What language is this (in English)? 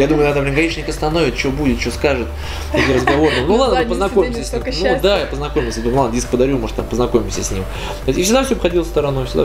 Russian